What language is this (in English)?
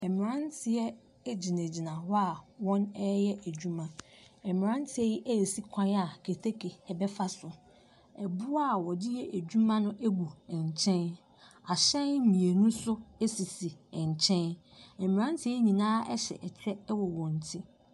Akan